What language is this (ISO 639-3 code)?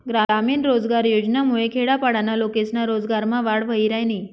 mar